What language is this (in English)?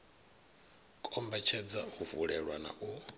Venda